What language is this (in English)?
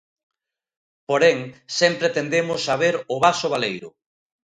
Galician